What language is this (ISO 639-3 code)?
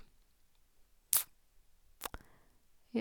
nor